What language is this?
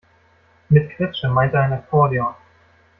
German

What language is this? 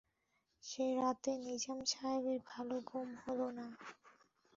Bangla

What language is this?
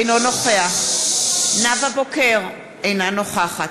Hebrew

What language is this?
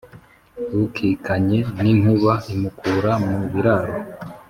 Kinyarwanda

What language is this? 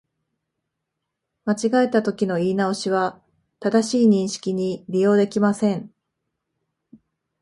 Japanese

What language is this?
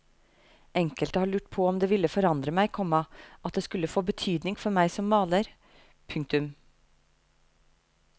Norwegian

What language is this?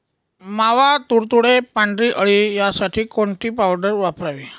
Marathi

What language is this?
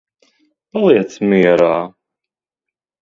Latvian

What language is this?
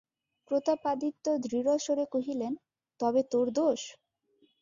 Bangla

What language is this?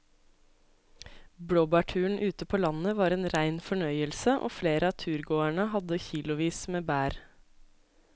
Norwegian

